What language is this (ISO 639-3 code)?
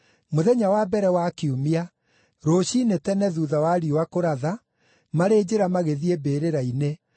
kik